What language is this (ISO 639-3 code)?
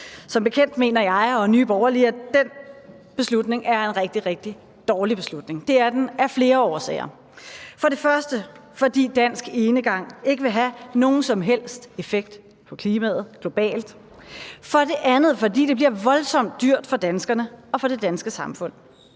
dan